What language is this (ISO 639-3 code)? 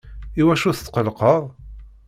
kab